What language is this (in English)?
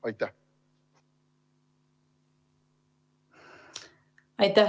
Estonian